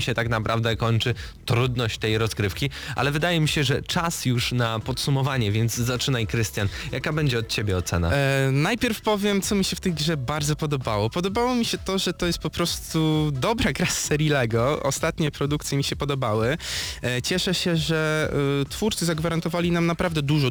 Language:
Polish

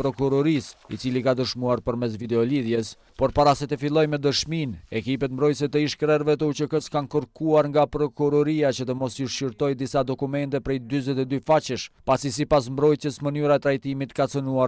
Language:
Romanian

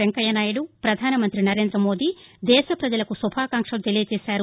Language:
Telugu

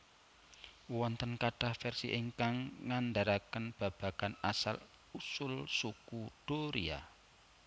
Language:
Javanese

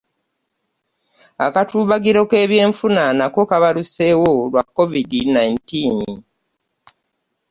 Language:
Ganda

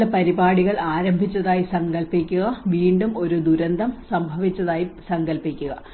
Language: Malayalam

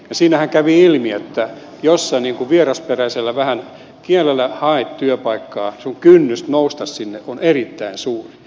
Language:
Finnish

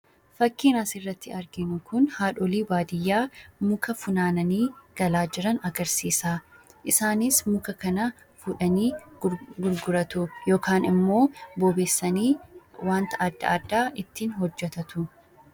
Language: Oromo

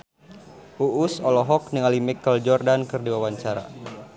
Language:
Sundanese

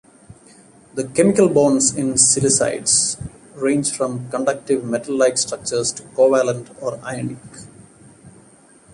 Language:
English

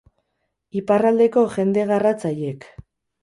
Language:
Basque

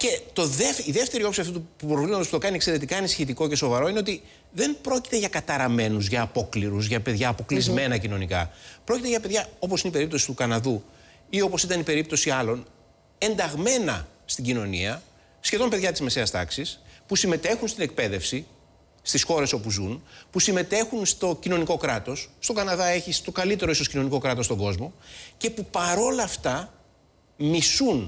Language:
Greek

